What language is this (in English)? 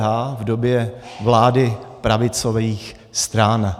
Czech